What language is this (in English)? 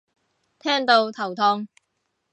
Cantonese